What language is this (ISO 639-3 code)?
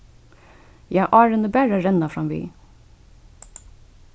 fao